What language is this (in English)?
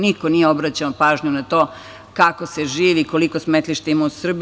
Serbian